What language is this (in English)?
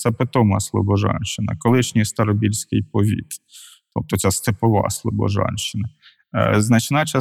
Ukrainian